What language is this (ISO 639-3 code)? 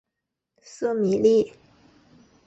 zho